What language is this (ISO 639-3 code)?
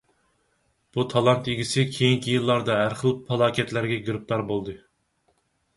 uig